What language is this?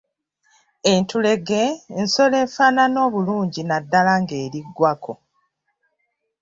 Ganda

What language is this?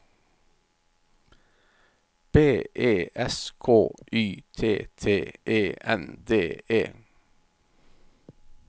Norwegian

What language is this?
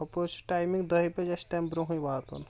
Kashmiri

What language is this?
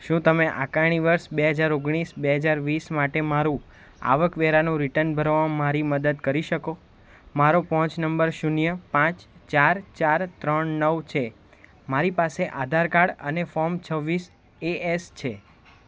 Gujarati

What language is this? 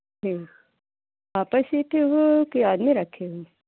Hindi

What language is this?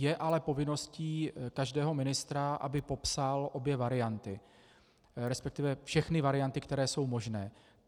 Czech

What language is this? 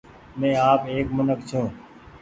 Goaria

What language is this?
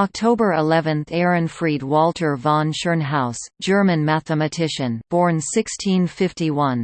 English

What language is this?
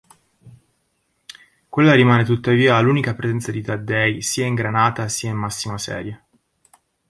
Italian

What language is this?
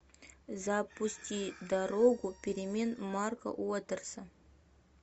Russian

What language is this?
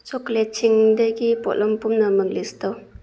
Manipuri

